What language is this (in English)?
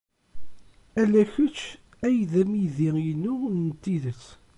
Kabyle